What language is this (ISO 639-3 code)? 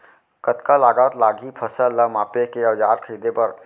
hne